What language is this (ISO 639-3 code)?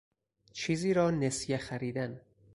fas